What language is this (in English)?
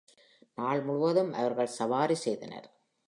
Tamil